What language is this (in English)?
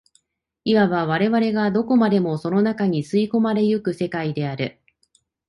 Japanese